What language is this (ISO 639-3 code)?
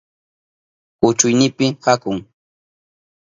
qup